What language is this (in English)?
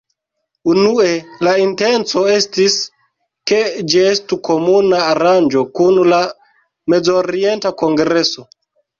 Esperanto